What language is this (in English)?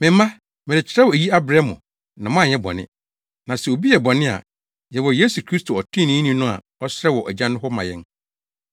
Akan